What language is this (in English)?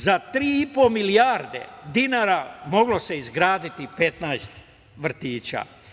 Serbian